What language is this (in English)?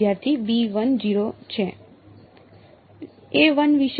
Gujarati